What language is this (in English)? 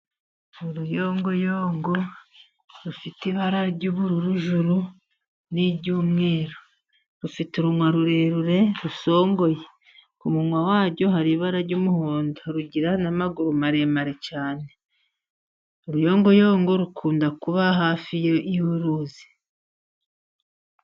Kinyarwanda